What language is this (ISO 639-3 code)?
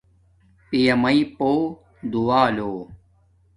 dmk